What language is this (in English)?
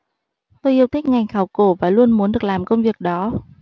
Vietnamese